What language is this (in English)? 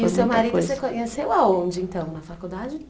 Portuguese